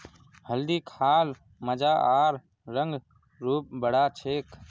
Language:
Magahi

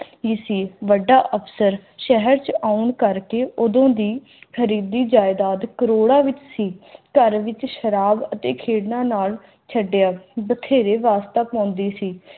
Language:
Punjabi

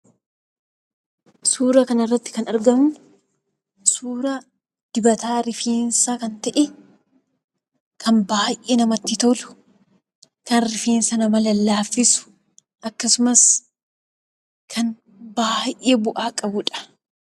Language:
Oromo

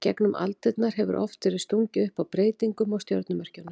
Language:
Icelandic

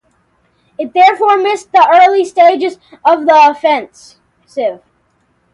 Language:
English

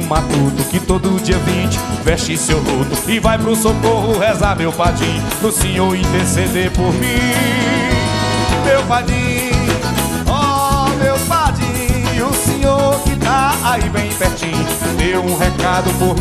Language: Portuguese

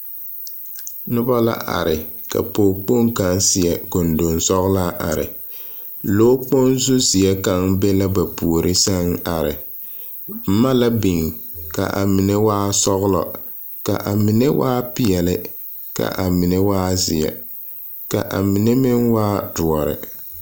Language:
Southern Dagaare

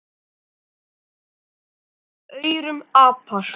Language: Icelandic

